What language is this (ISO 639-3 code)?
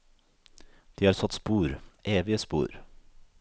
nor